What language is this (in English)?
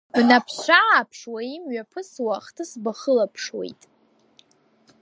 Abkhazian